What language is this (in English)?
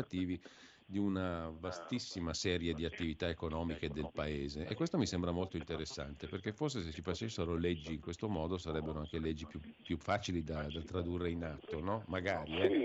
Italian